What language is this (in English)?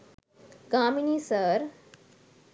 Sinhala